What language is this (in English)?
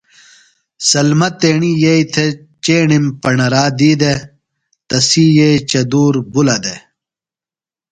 Phalura